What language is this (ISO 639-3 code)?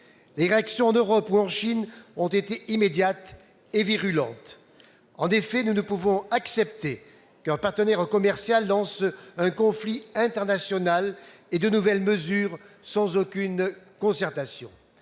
fra